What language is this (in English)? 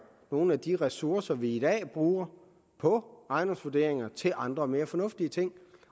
Danish